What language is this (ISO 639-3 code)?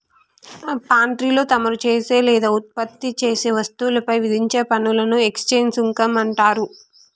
tel